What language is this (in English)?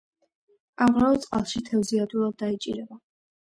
Georgian